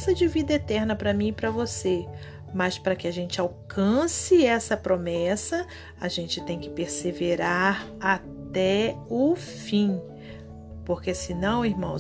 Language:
Portuguese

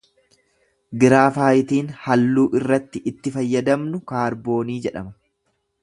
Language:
Oromo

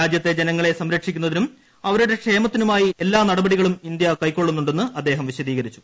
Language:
Malayalam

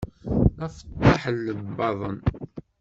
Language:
Kabyle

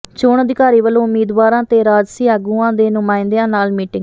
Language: Punjabi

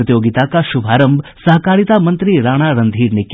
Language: Hindi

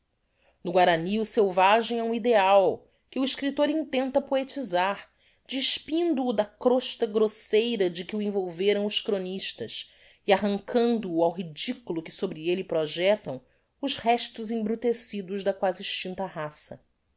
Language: Portuguese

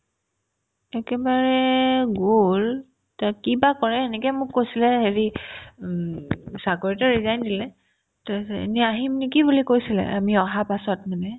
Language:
Assamese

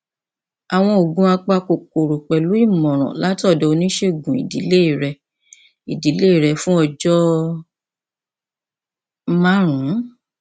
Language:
Yoruba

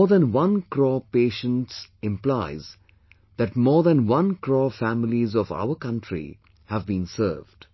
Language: English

